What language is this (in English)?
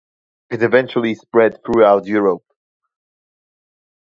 English